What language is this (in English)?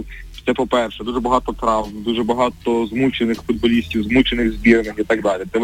Ukrainian